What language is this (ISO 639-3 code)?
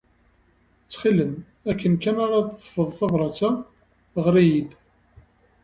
kab